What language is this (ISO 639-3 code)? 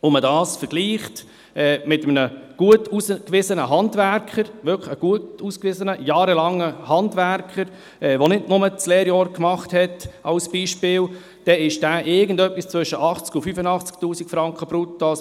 gsw